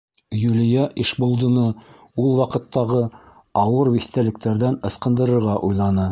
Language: Bashkir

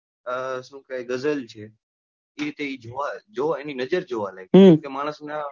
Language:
Gujarati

